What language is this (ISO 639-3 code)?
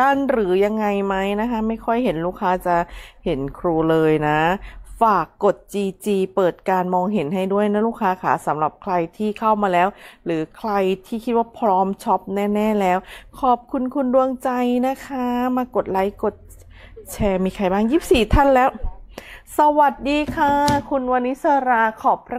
tha